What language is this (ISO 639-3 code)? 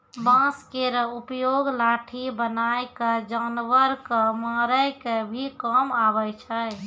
mai